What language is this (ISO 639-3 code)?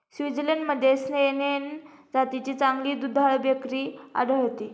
mar